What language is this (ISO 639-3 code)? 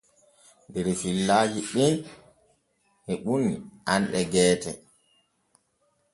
fue